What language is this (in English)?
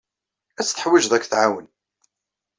Kabyle